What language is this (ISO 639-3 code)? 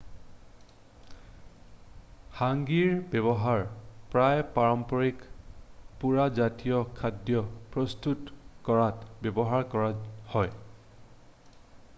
asm